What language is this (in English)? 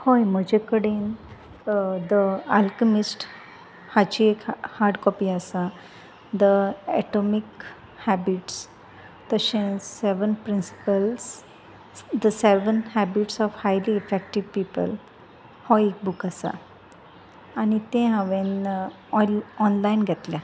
Konkani